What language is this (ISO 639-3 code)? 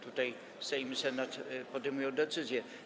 pol